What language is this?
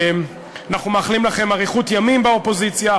Hebrew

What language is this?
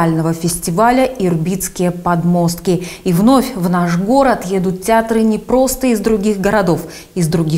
Russian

